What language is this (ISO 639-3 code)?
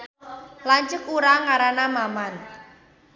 sun